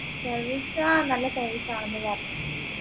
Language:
Malayalam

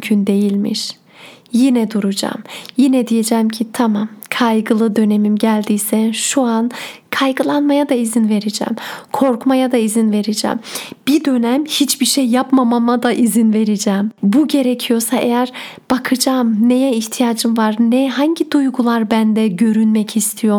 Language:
Turkish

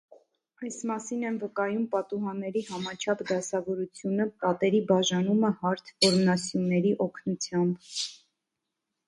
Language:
Armenian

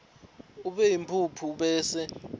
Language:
Swati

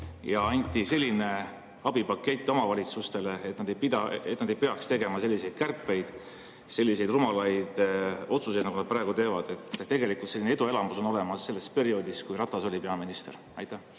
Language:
Estonian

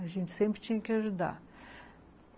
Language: Portuguese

